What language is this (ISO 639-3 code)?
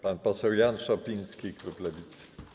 pol